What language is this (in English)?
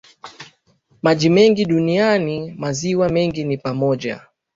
Swahili